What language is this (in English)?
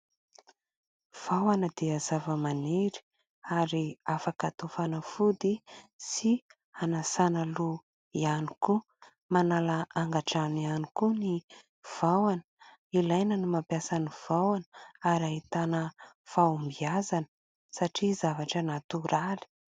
Malagasy